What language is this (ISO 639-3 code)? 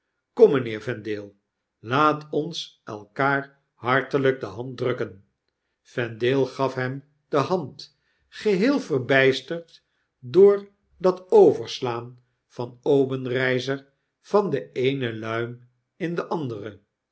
nld